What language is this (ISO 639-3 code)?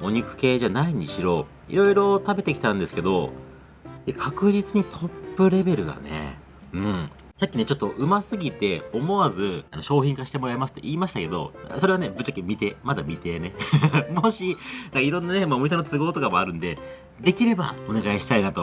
jpn